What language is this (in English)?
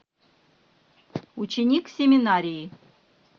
Russian